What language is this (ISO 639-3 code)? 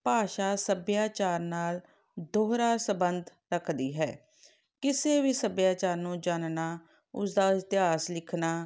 pan